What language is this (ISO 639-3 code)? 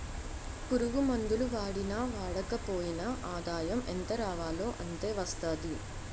tel